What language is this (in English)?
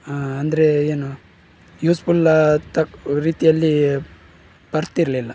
Kannada